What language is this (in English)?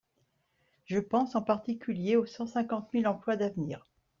French